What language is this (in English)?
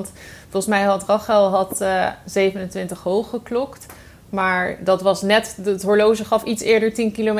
Dutch